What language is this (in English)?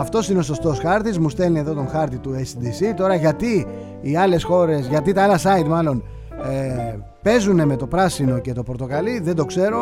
Greek